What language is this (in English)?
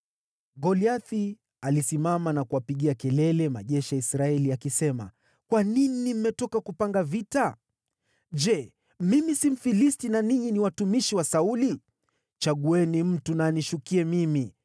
Swahili